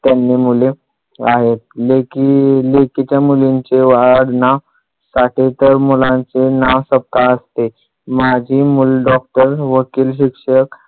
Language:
Marathi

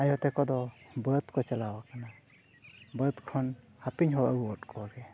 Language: Santali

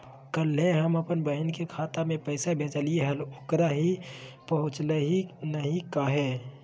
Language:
Magahi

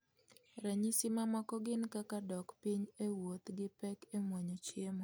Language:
Luo (Kenya and Tanzania)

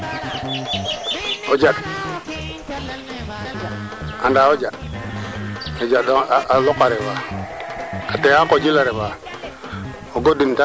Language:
Serer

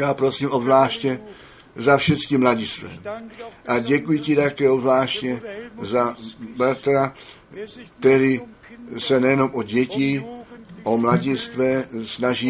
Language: Czech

